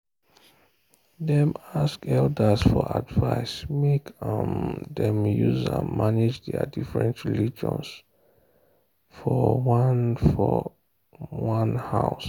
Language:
Nigerian Pidgin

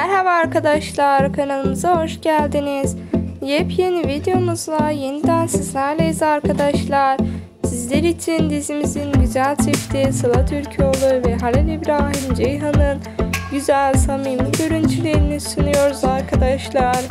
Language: Turkish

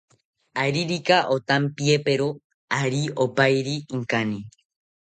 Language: South Ucayali Ashéninka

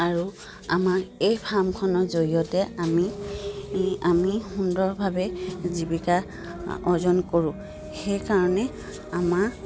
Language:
Assamese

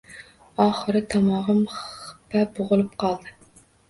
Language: Uzbek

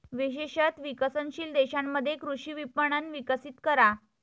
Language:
Marathi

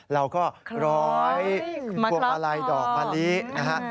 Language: Thai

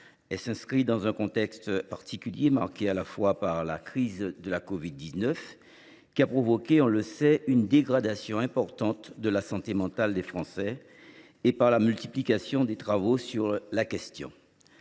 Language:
French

